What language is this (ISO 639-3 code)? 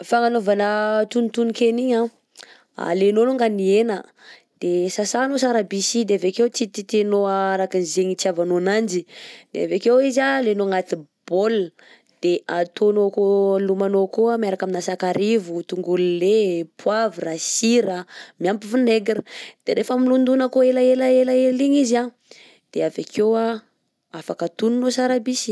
bzc